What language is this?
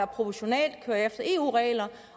Danish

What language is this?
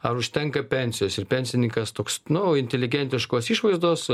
Lithuanian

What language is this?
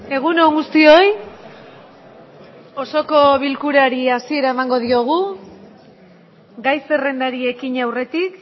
Basque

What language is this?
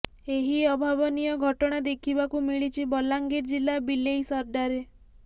Odia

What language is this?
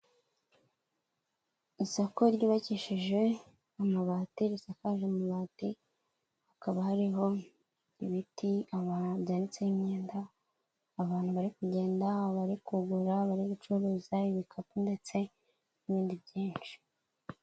Kinyarwanda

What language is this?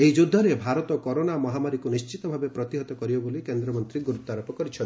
Odia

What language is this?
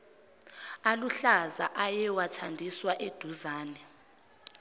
Zulu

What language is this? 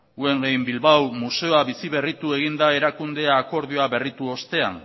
Basque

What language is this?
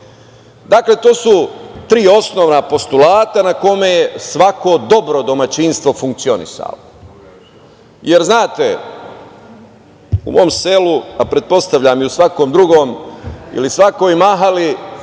Serbian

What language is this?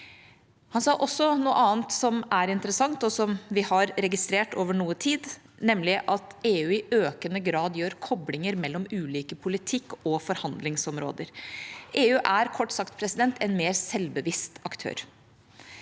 Norwegian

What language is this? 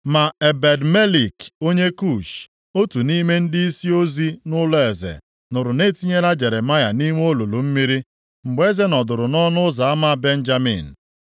Igbo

